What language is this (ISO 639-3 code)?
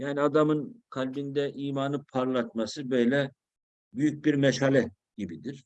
tur